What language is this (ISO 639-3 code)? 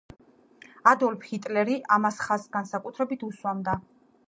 kat